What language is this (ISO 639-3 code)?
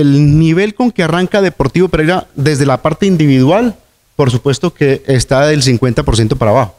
spa